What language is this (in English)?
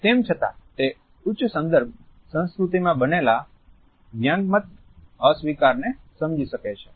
Gujarati